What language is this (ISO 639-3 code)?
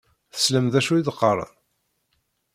kab